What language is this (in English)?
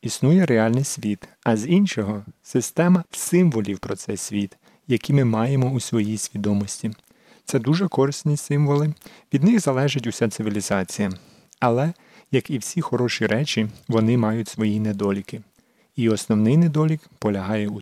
Ukrainian